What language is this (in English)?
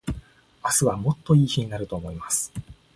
Japanese